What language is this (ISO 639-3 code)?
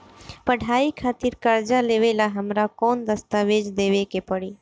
bho